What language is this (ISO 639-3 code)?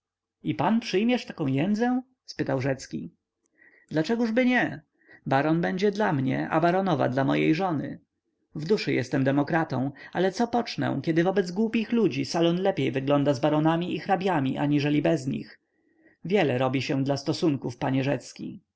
pol